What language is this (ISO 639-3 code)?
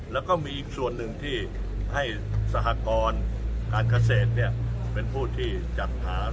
tha